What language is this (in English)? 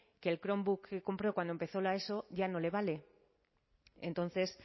Spanish